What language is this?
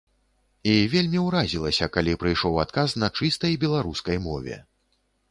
Belarusian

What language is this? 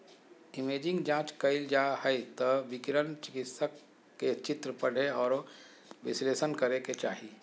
Magahi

